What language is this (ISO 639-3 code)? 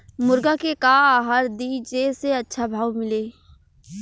bho